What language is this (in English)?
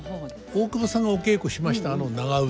Japanese